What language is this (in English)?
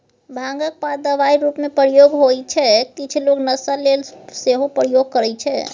Maithili